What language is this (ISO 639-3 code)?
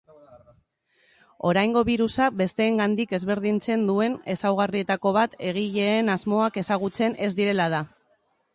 eus